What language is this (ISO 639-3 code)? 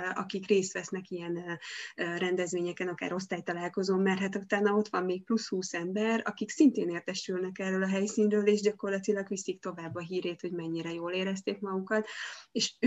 hun